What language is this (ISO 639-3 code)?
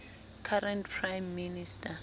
sot